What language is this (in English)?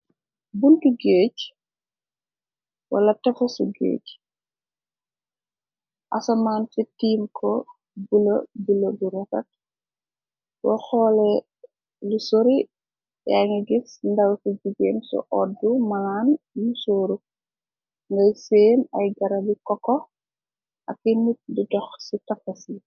Wolof